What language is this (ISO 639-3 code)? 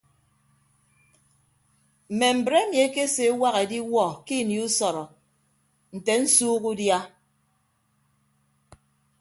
ibb